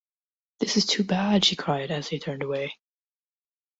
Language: English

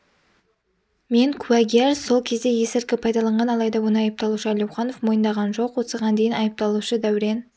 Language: Kazakh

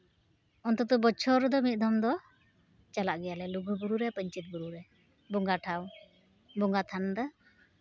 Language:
Santali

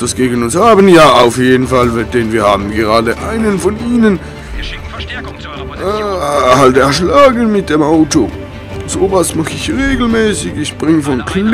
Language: German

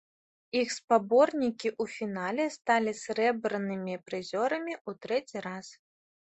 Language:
Belarusian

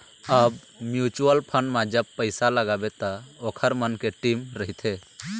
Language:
Chhattisgarhi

